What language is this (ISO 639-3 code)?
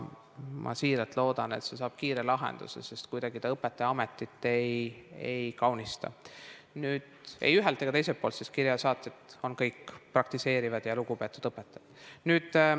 est